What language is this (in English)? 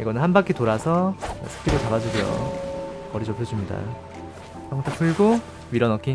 Korean